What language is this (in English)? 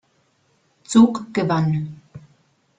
German